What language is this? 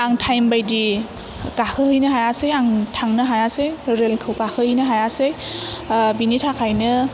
Bodo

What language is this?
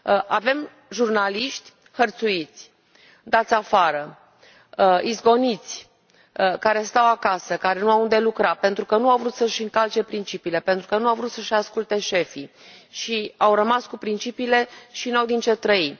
Romanian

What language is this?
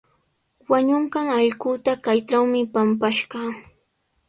Sihuas Ancash Quechua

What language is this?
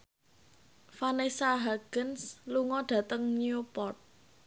Javanese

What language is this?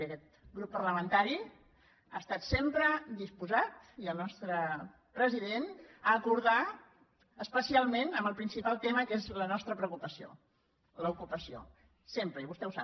Catalan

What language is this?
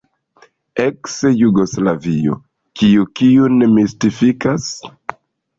Esperanto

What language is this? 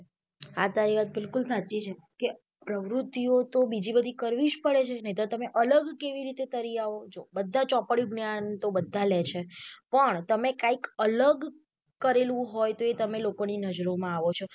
Gujarati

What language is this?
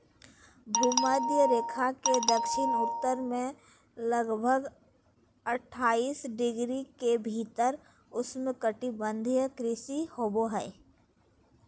Magahi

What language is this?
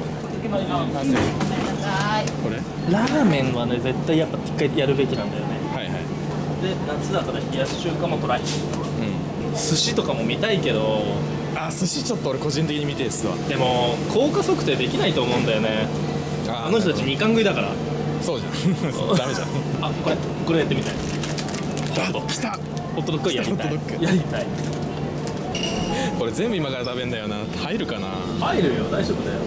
Japanese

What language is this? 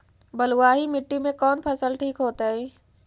Magahi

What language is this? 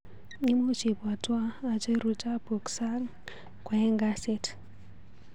Kalenjin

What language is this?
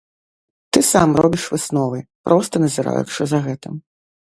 Belarusian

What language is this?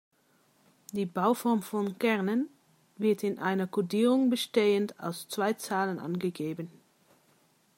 German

